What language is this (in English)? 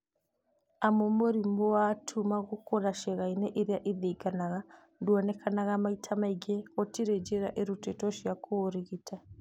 Kikuyu